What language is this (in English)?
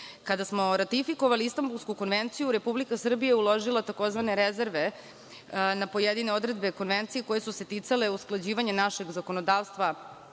Serbian